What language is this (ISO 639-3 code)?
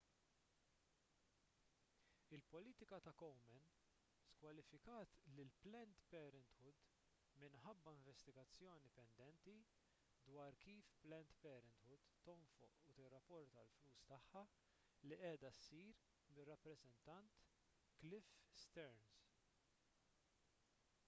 mlt